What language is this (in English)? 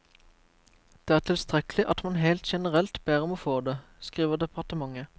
Norwegian